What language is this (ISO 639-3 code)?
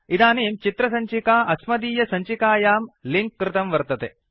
san